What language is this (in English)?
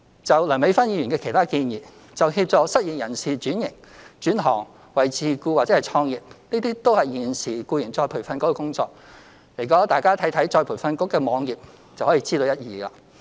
Cantonese